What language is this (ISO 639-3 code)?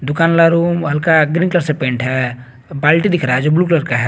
hin